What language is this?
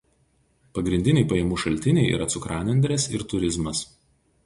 Lithuanian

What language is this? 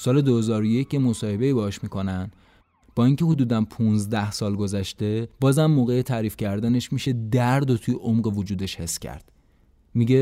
Persian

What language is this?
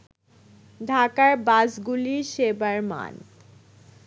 Bangla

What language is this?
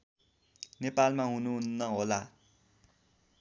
Nepali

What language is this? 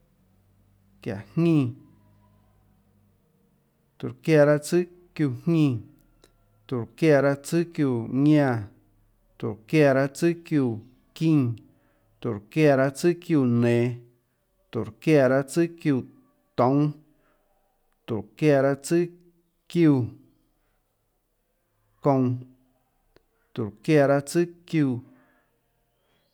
Tlacoatzintepec Chinantec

